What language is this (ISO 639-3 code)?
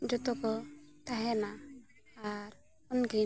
sat